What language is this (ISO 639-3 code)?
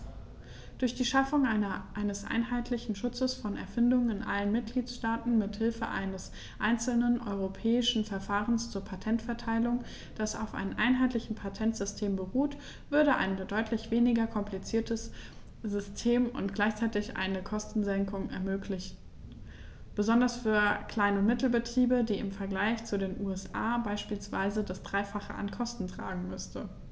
deu